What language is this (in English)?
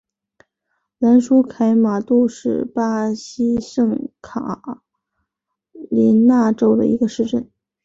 Chinese